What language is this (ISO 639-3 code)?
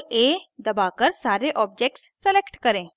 hin